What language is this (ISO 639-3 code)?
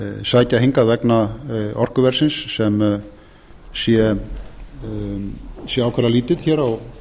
isl